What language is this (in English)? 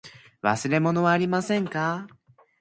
Japanese